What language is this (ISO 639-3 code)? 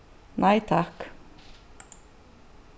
fao